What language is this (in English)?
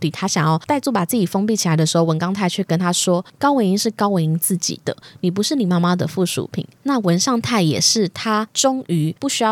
Chinese